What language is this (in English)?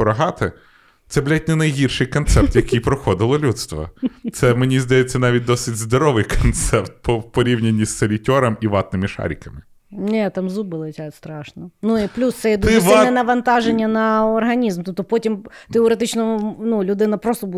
Ukrainian